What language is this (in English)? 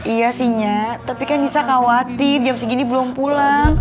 Indonesian